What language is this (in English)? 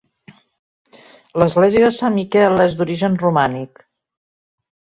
Catalan